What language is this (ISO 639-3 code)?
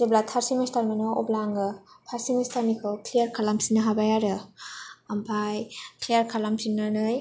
brx